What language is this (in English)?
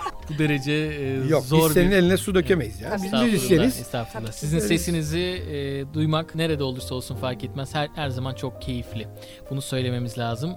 Turkish